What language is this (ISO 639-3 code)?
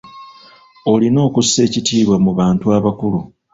lug